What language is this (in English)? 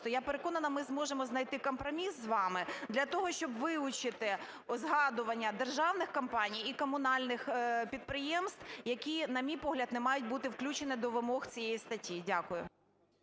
Ukrainian